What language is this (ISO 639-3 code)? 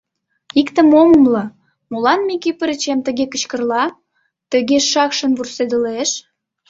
chm